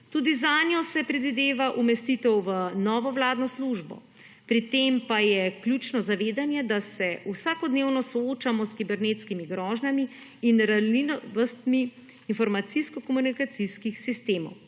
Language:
Slovenian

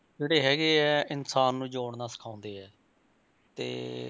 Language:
Punjabi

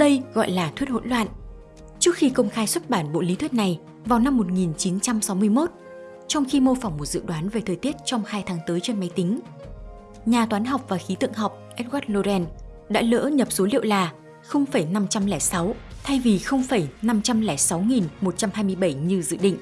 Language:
Vietnamese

